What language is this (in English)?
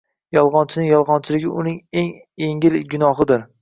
Uzbek